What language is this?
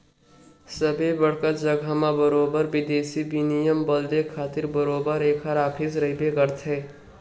Chhattisgarhi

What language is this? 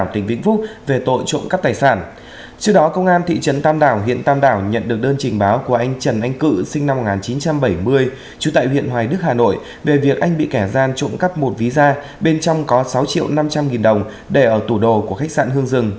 Vietnamese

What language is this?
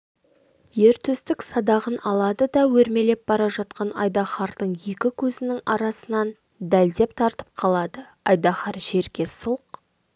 Kazakh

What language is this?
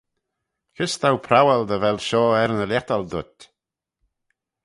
Manx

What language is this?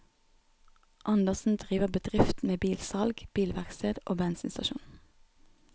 Norwegian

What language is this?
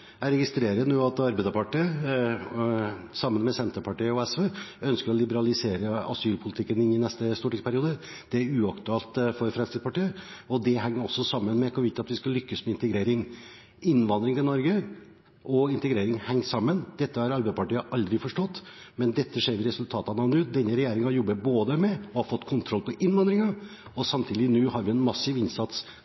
Norwegian Bokmål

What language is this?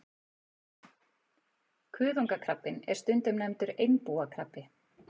Icelandic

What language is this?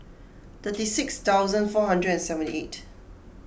English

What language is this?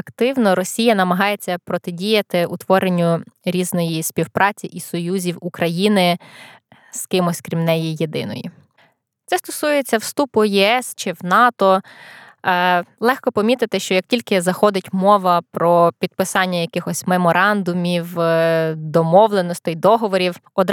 Ukrainian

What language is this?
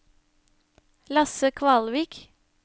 Norwegian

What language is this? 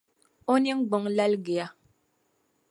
Dagbani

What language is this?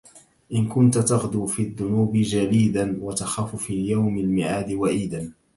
Arabic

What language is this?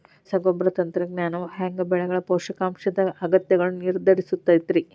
Kannada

